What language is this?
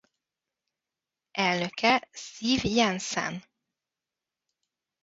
Hungarian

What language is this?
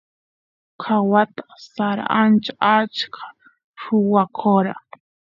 Santiago del Estero Quichua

